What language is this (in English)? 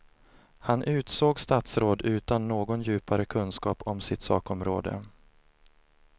Swedish